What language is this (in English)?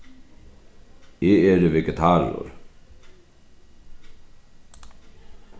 Faroese